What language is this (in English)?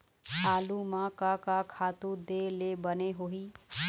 Chhattisgarhi